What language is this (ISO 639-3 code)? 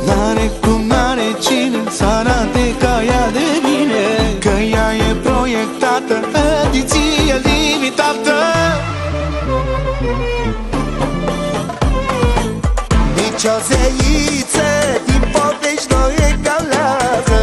ron